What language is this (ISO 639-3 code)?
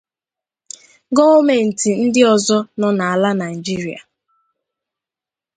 ibo